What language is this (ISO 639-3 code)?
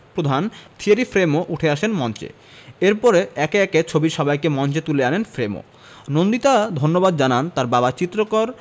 ben